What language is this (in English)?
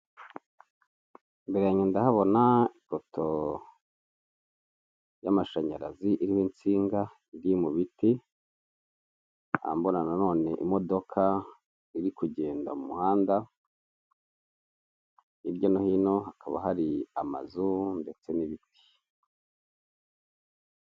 Kinyarwanda